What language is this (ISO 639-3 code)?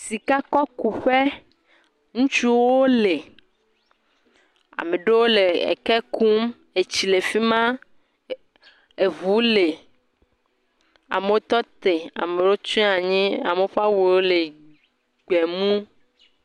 ewe